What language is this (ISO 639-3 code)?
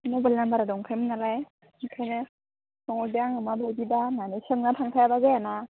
brx